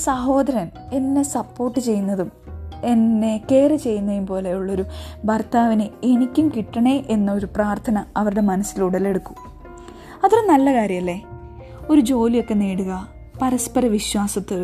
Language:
Malayalam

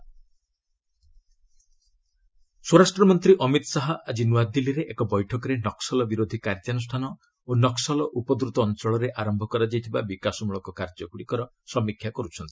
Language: Odia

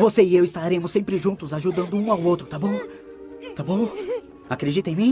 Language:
Portuguese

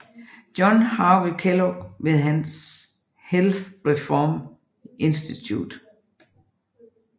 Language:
Danish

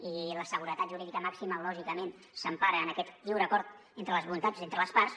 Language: Catalan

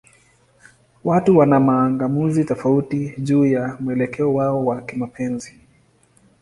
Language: Swahili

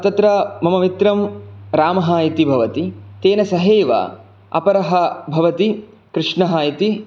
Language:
Sanskrit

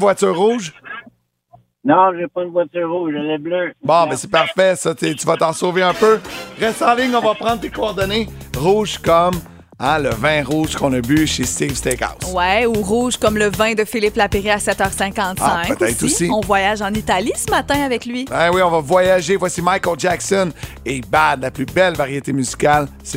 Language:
French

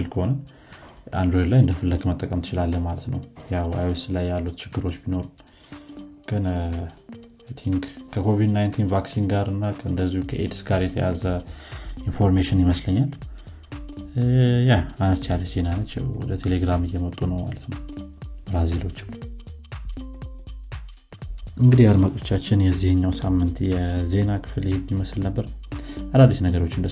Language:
Amharic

